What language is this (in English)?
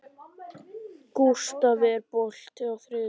Icelandic